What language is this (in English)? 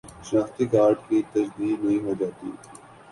Urdu